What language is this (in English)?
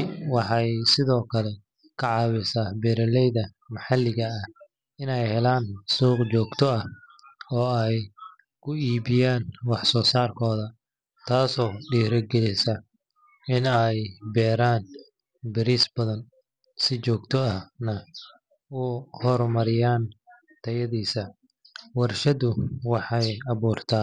Somali